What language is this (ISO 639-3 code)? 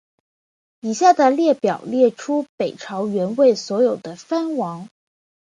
zho